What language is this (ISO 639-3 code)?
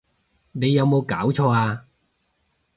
yue